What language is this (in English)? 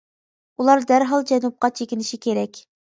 Uyghur